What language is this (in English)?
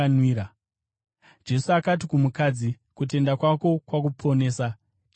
Shona